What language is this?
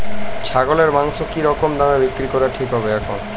Bangla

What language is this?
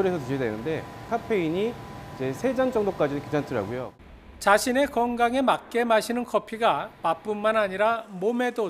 Korean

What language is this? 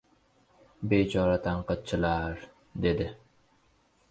Uzbek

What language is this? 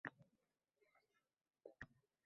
Uzbek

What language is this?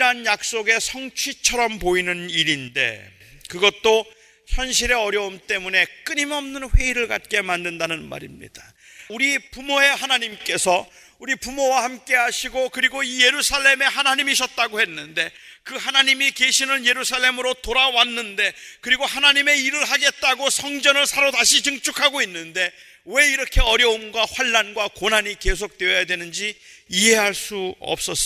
Korean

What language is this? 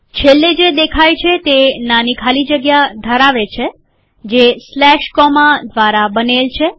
Gujarati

